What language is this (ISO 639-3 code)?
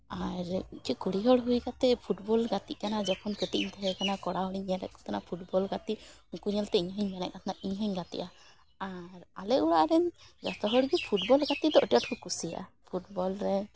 sat